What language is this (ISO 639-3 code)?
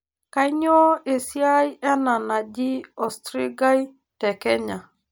mas